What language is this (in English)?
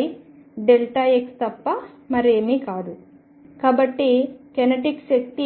Telugu